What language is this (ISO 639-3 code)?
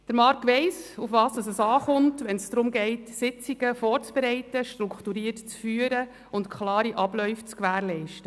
gsw